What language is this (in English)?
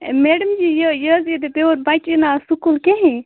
Kashmiri